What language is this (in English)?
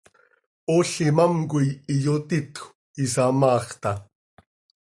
Seri